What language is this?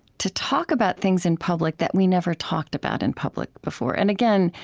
English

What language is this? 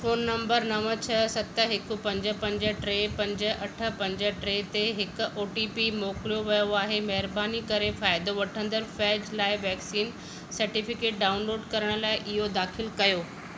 Sindhi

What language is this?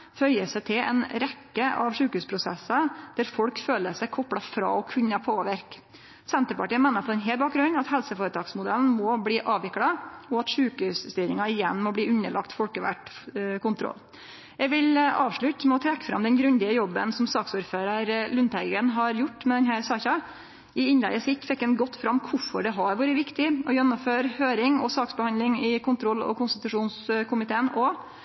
Norwegian Nynorsk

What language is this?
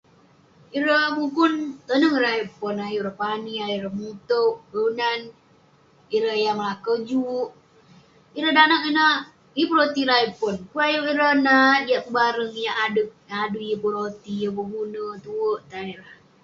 Western Penan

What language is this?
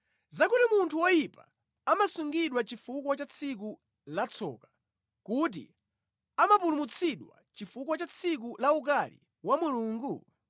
Nyanja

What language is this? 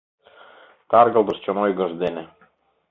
Mari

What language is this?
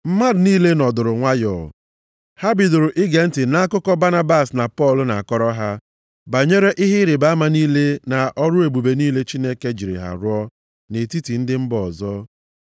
Igbo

